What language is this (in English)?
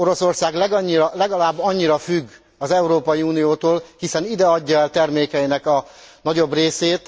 Hungarian